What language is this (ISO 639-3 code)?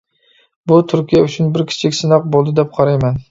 uig